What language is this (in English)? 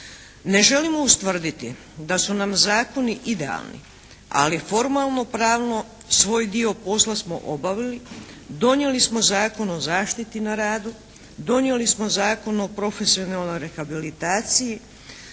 Croatian